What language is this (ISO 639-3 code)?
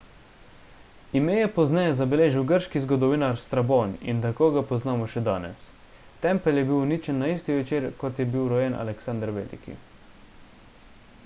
slv